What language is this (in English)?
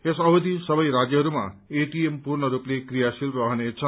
Nepali